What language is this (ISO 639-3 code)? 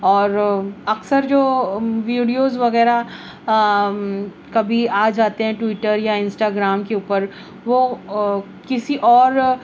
urd